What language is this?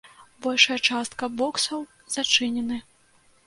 Belarusian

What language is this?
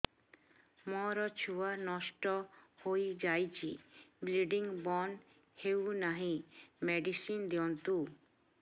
Odia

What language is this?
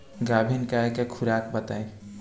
Bhojpuri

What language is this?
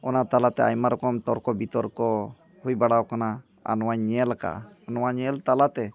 Santali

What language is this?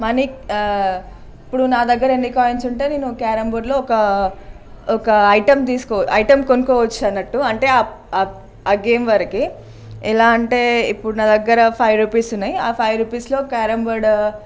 Telugu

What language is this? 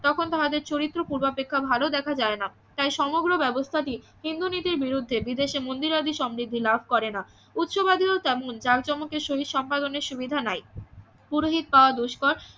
Bangla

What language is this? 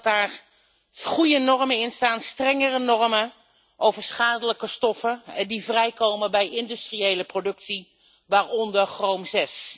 Dutch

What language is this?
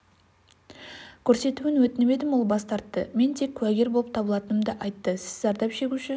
Kazakh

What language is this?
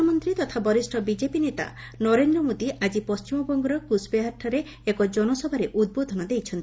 Odia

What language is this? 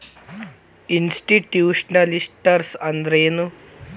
Kannada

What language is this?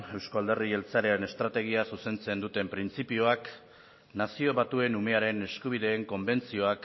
Basque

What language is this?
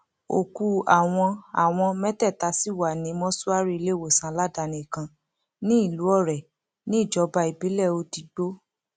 Yoruba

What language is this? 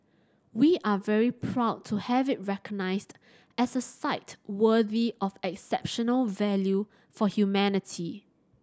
English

